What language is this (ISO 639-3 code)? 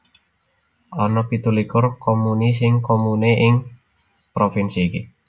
jav